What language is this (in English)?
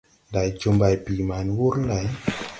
Tupuri